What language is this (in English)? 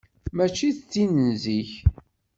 Kabyle